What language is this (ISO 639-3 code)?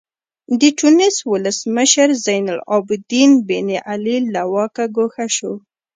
pus